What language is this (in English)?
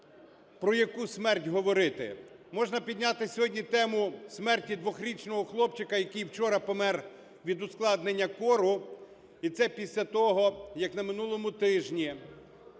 Ukrainian